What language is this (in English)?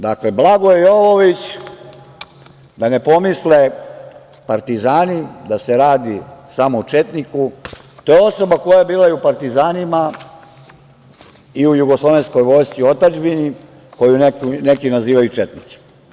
Serbian